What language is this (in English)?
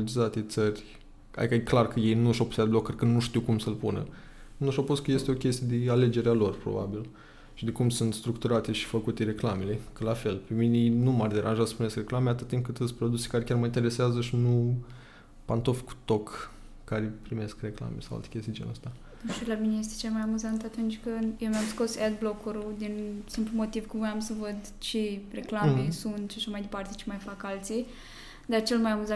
Romanian